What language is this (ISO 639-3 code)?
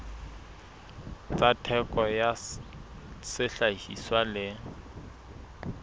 sot